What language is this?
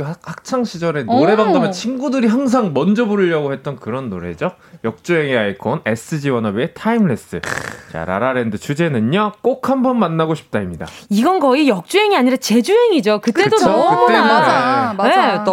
Korean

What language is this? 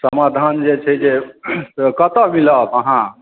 Maithili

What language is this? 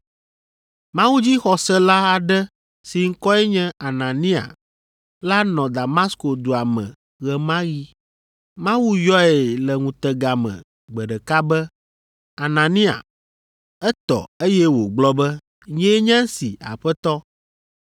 Ewe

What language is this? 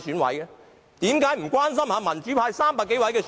Cantonese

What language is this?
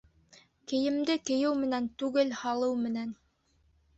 Bashkir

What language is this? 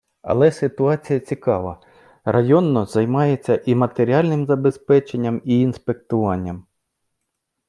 Ukrainian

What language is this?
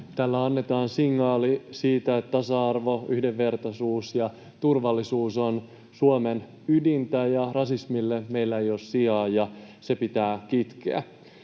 Finnish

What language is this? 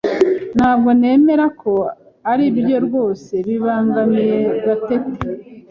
Kinyarwanda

